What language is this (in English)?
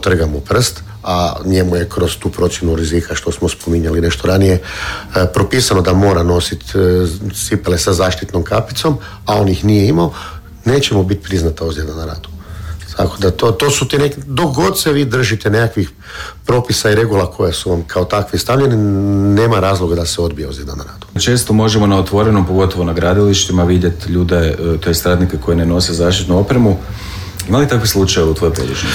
Croatian